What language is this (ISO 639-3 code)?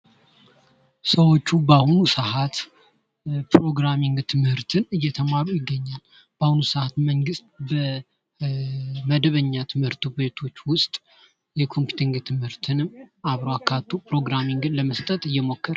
amh